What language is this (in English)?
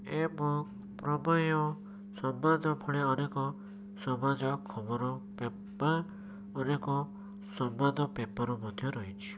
Odia